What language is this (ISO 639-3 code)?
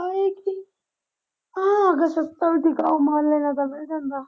pan